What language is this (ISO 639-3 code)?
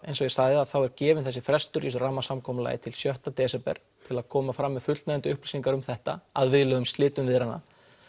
isl